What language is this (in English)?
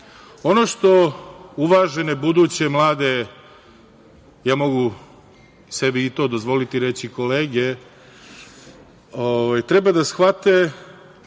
Serbian